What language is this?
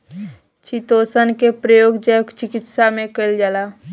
Bhojpuri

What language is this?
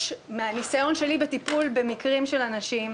Hebrew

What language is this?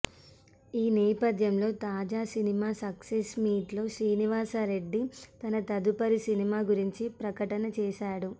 Telugu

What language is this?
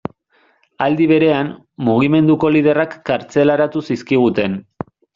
Basque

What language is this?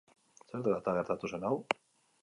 Basque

